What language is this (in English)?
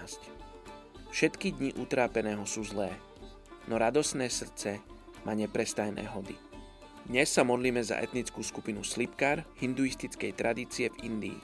Slovak